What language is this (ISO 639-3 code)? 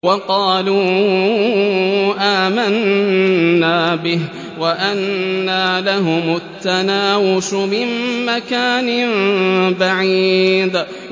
ara